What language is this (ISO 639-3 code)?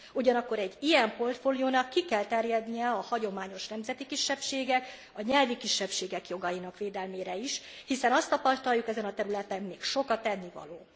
hun